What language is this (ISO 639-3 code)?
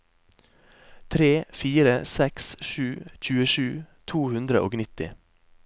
nor